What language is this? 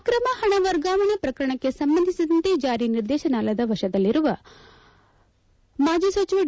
Kannada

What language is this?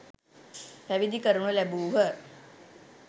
Sinhala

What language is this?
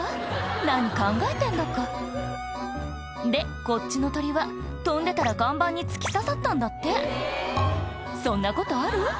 Japanese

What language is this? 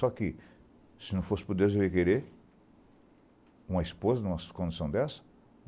Portuguese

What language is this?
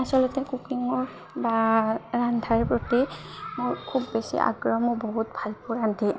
Assamese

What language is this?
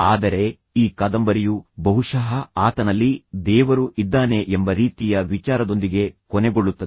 Kannada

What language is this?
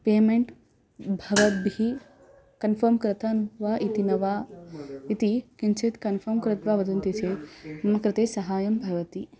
Sanskrit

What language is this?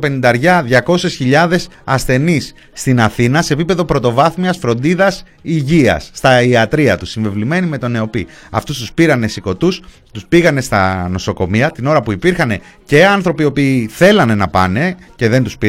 Greek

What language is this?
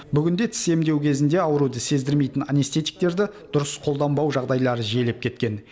Kazakh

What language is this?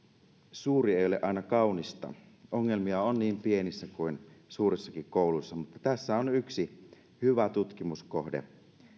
Finnish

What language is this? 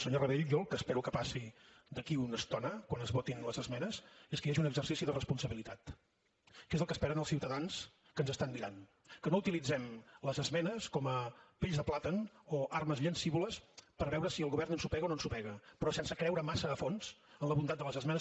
Catalan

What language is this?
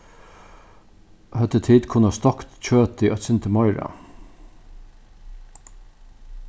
Faroese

